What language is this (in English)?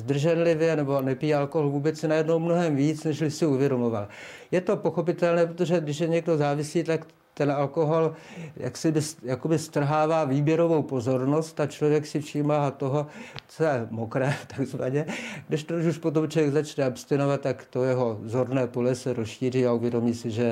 Czech